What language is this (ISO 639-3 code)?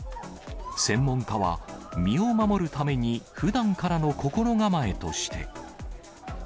jpn